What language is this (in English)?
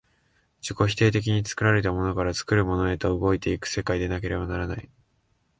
Japanese